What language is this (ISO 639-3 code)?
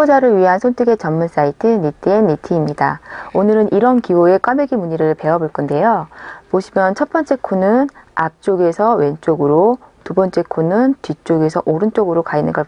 kor